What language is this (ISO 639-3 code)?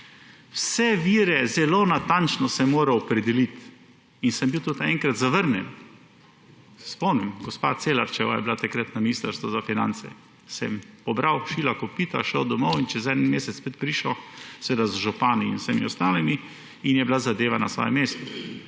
slv